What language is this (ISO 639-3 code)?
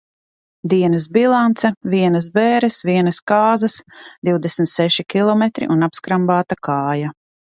lav